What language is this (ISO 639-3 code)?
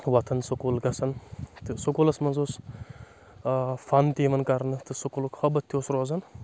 kas